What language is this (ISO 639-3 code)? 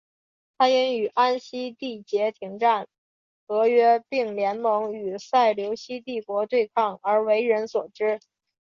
zho